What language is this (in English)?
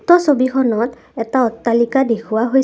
Assamese